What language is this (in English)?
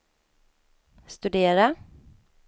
Swedish